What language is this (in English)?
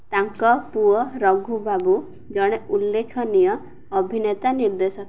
Odia